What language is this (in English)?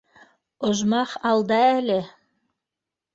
Bashkir